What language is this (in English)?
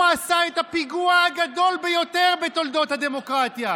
Hebrew